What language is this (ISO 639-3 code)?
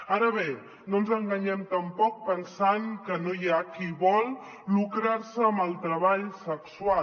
cat